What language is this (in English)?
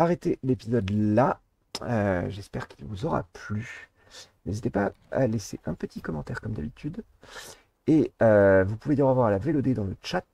French